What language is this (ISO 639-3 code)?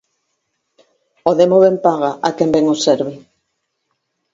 glg